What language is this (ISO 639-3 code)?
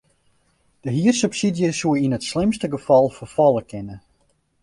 fry